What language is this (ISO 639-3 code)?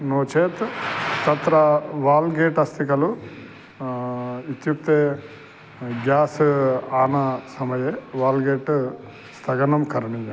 san